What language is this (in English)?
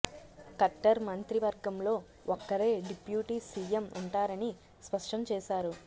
Telugu